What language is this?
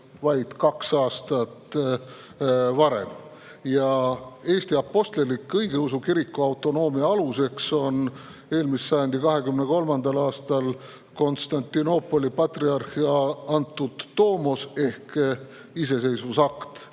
Estonian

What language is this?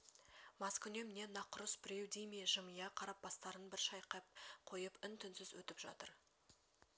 Kazakh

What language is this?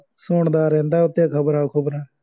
Punjabi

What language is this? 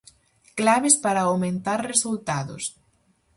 Galician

